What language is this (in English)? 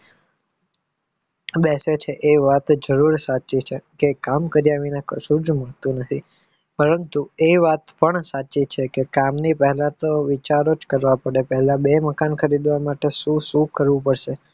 Gujarati